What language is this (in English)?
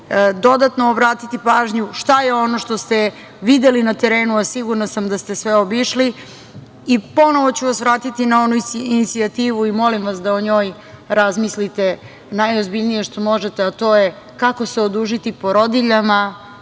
Serbian